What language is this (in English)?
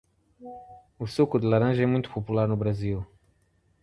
Portuguese